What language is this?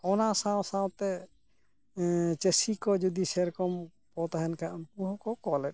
Santali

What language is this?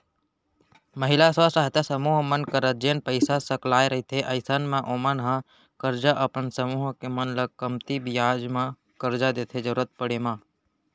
Chhattisgarhi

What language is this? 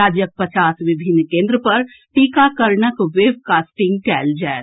Maithili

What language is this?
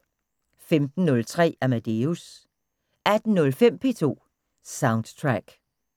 Danish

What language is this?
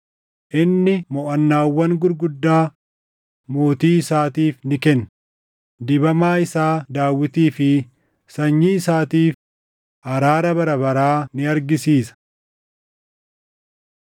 Oromo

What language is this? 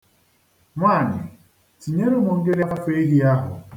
Igbo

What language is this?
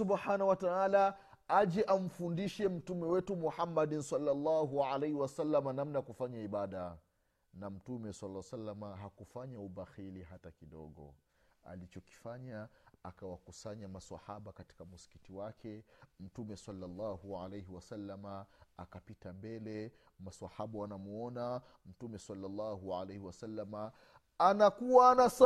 Swahili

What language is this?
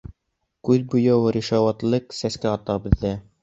Bashkir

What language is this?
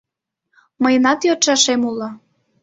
Mari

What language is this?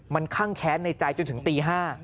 Thai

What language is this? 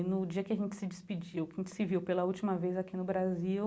Portuguese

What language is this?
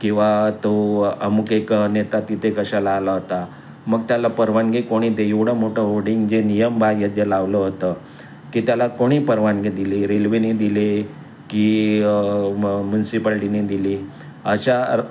Marathi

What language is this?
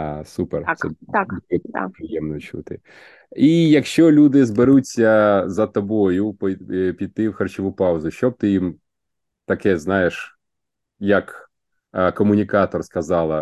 Ukrainian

